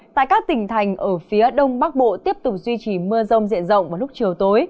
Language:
Vietnamese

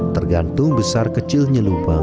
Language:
Indonesian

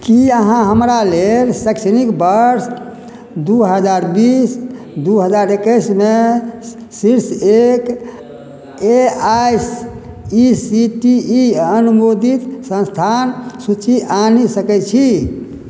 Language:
Maithili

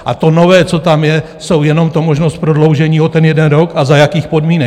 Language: Czech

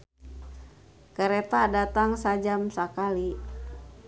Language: Sundanese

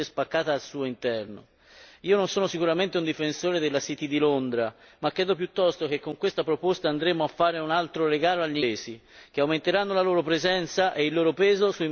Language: Italian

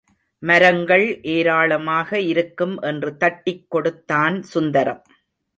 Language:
Tamil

